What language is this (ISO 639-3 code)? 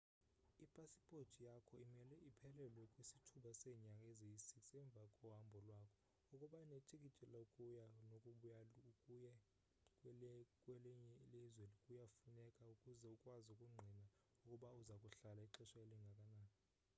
xho